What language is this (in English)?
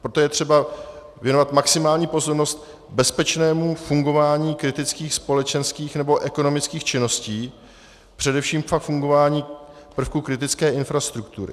Czech